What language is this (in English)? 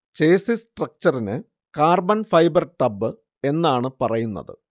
Malayalam